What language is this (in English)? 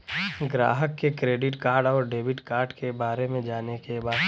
Bhojpuri